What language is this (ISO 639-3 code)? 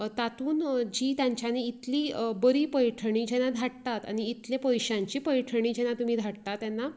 kok